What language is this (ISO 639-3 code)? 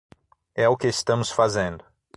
por